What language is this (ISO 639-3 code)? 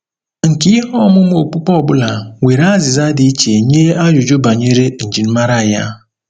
ibo